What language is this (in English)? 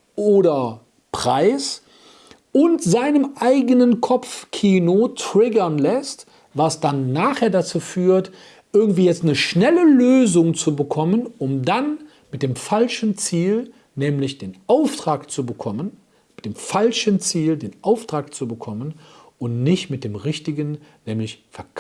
German